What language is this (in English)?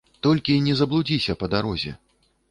Belarusian